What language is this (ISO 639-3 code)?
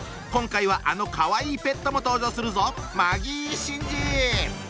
jpn